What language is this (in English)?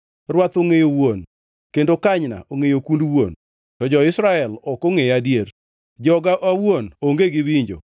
Luo (Kenya and Tanzania)